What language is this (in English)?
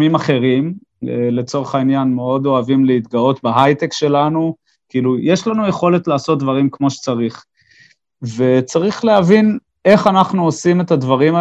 Hebrew